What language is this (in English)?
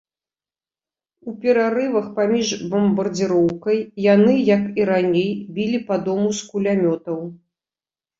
Belarusian